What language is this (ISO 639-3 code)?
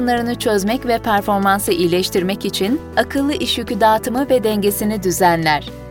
tur